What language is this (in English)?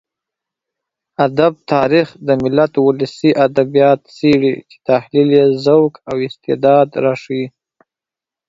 Pashto